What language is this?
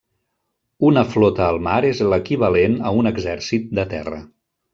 Catalan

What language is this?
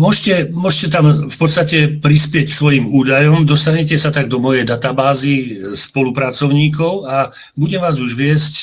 Slovak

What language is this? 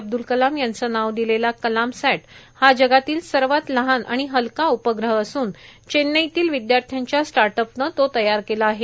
Marathi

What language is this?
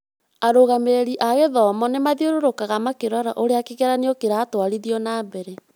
Kikuyu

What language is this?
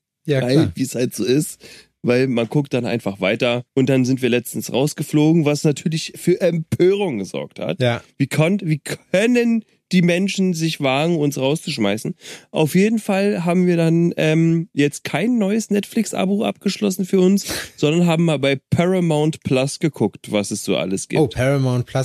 German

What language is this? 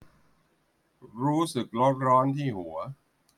Thai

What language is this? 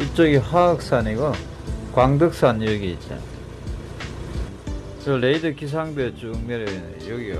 Korean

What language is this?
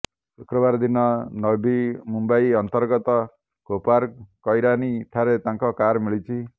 Odia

